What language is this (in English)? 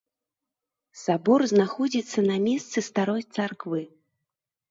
Belarusian